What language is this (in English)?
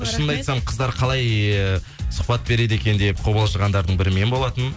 Kazakh